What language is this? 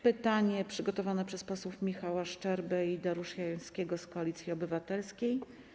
Polish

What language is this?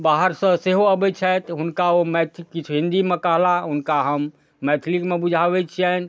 Maithili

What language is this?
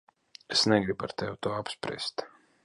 Latvian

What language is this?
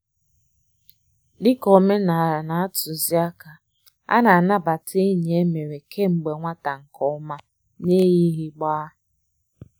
Igbo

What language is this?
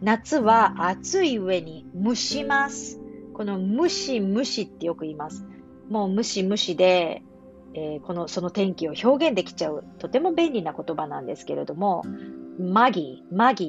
Japanese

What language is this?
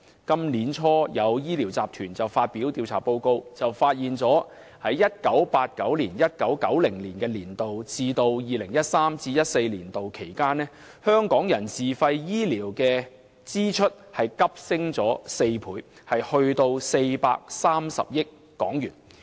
Cantonese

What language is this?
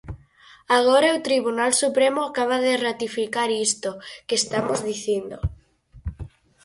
Galician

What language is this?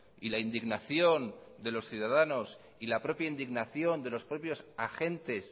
Spanish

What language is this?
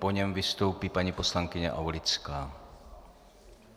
Czech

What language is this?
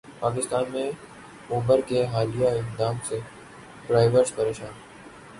Urdu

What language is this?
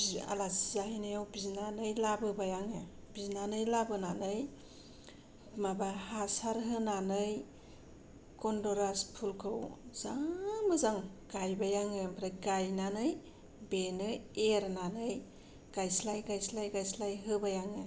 Bodo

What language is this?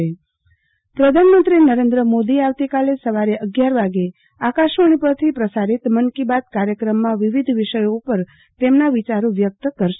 Gujarati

